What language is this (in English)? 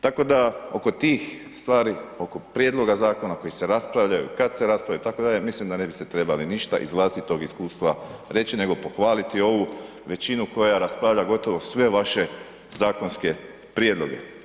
Croatian